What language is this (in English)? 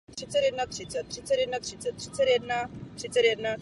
Czech